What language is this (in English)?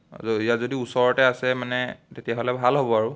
Assamese